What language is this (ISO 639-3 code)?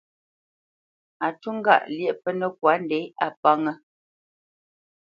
bce